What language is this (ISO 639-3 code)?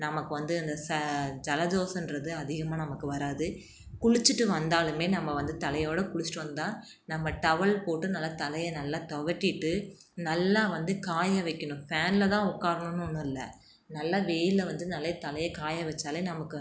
tam